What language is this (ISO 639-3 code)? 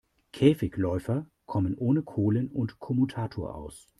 deu